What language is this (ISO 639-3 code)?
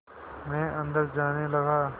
hin